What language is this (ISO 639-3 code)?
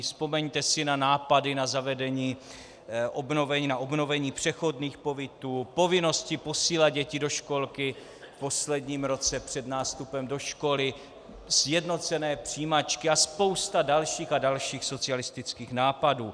ces